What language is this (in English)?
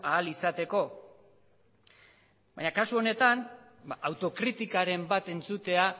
Basque